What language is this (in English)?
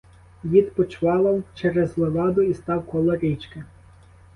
Ukrainian